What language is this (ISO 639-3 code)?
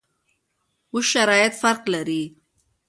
pus